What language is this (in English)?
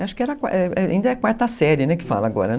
Portuguese